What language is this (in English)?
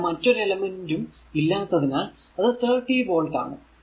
Malayalam